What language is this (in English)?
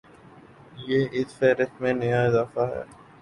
Urdu